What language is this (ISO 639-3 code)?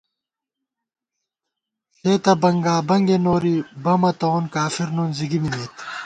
gwt